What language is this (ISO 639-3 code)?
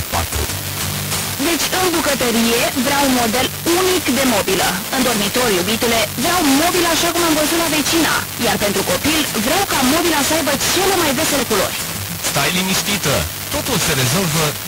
ron